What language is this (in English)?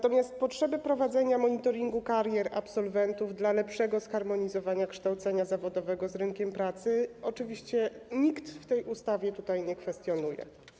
Polish